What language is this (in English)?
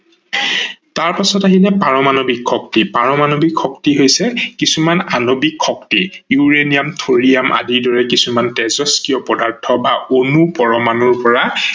Assamese